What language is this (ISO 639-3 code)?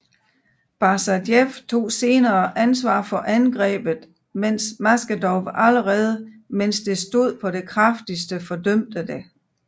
dan